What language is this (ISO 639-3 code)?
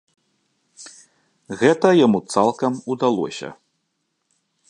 bel